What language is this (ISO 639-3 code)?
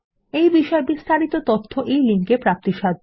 ben